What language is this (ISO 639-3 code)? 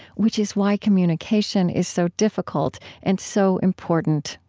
eng